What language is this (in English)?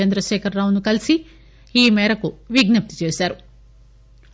Telugu